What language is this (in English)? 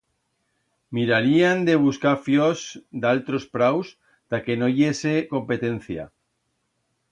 Aragonese